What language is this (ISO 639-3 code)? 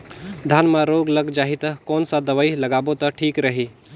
hne